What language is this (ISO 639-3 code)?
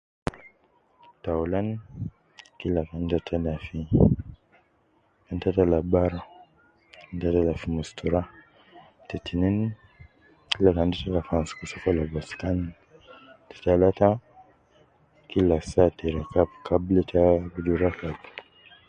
kcn